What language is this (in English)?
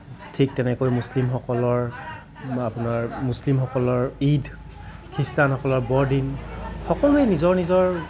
Assamese